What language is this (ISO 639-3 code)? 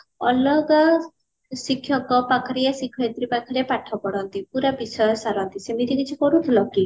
ori